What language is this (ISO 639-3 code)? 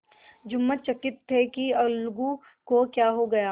hin